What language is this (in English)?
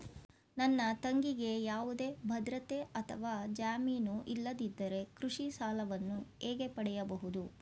Kannada